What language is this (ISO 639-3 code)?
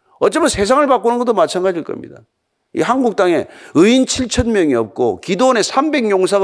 kor